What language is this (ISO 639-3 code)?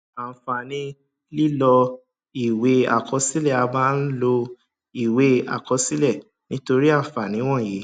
yor